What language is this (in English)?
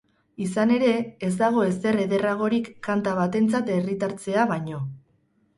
Basque